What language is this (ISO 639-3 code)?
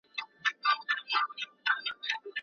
pus